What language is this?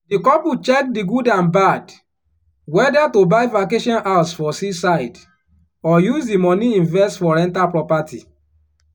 Nigerian Pidgin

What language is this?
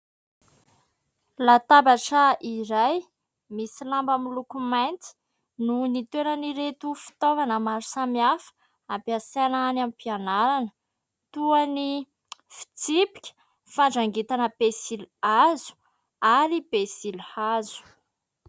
Malagasy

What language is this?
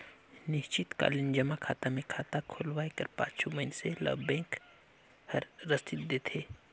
Chhattisgarhi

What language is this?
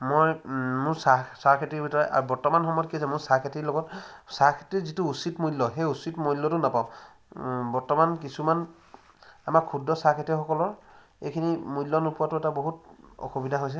Assamese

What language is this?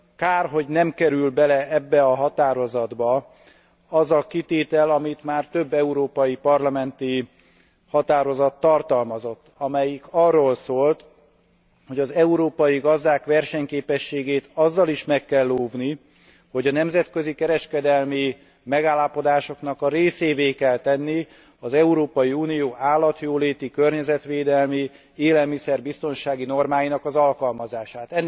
Hungarian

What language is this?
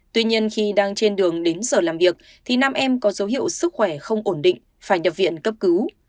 Vietnamese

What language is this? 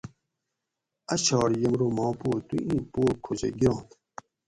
Gawri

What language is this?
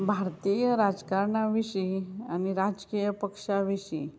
Konkani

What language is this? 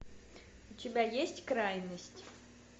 Russian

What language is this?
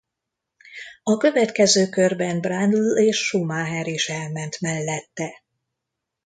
Hungarian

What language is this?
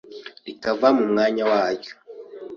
Kinyarwanda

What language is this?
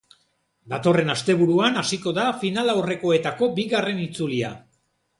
Basque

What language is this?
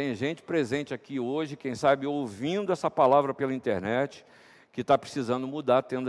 Portuguese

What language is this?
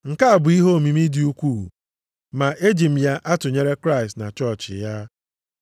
Igbo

